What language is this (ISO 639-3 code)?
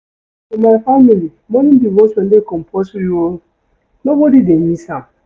pcm